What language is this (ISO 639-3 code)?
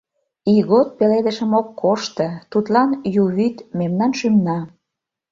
chm